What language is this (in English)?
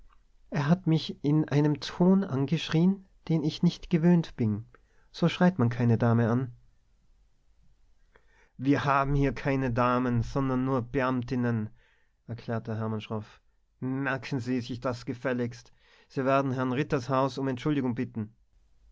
German